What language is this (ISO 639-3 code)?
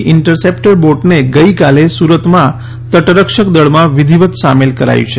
guj